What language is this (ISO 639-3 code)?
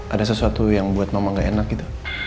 ind